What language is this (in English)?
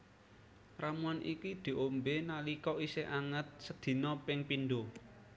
Javanese